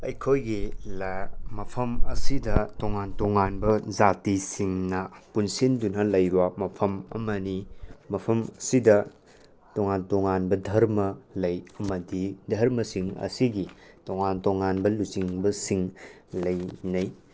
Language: Manipuri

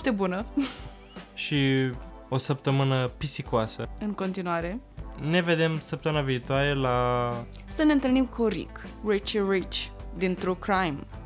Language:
Romanian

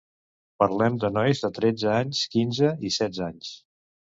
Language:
Catalan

